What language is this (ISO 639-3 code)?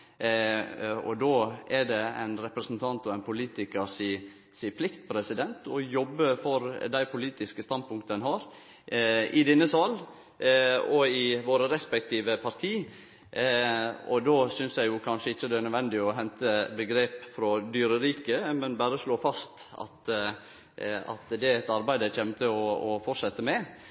nno